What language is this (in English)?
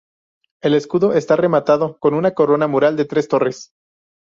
Spanish